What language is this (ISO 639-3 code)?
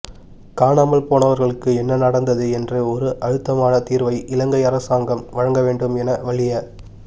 tam